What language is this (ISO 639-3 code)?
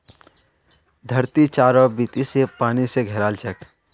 mag